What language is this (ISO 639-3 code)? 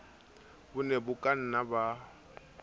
sot